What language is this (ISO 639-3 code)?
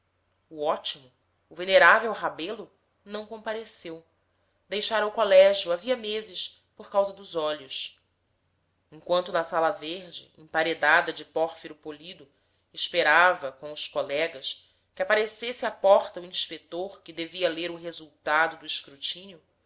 por